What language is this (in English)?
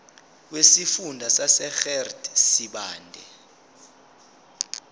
Zulu